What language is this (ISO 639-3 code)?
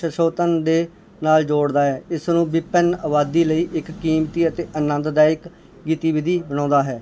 pan